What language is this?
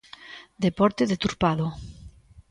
Galician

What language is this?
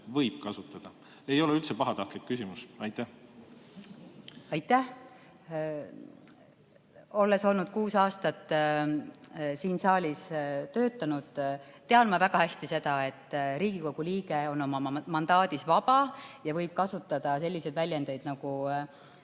Estonian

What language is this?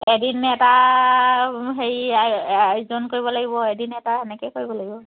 Assamese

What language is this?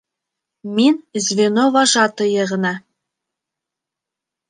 Bashkir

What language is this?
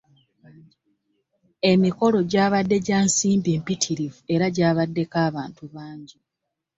Ganda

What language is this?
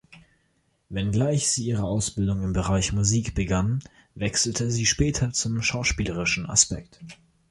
German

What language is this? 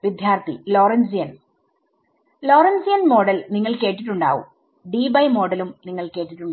Malayalam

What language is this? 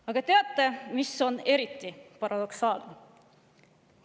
Estonian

